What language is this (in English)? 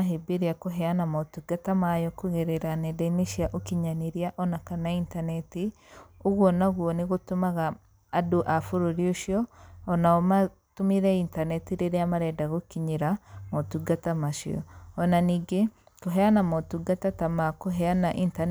Kikuyu